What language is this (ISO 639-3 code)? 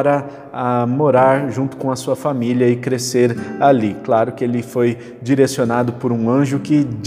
por